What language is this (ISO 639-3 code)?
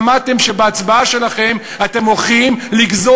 heb